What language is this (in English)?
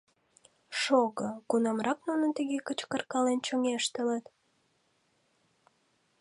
Mari